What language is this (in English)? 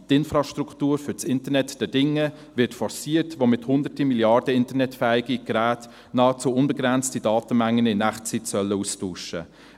Swiss German